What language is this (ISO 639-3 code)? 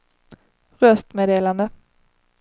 swe